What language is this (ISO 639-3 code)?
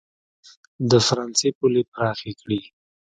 pus